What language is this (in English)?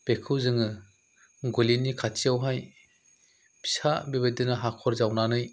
Bodo